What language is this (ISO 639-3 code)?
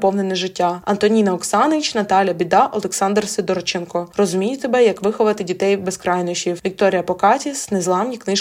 ukr